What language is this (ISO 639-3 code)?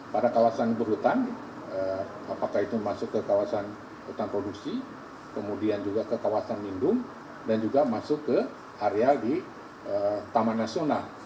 ind